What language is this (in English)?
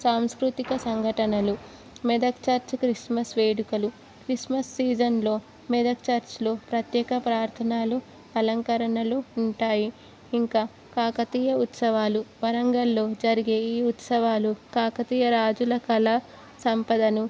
Telugu